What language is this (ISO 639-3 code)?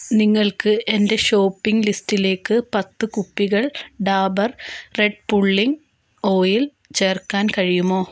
mal